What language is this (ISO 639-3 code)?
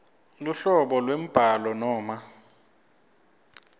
ssw